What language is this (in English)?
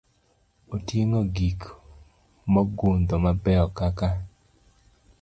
Luo (Kenya and Tanzania)